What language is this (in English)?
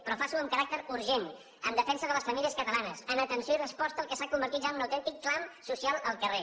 Catalan